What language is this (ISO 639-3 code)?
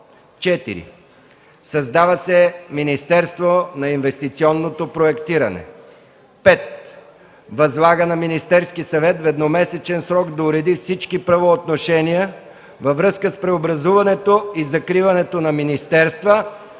bul